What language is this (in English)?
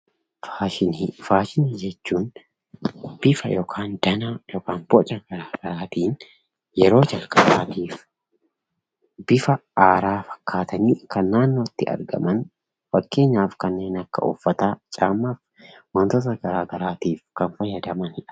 Oromo